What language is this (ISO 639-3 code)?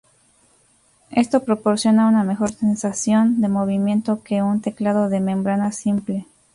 spa